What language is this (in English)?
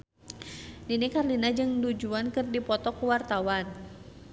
Sundanese